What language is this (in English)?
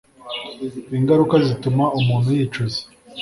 Kinyarwanda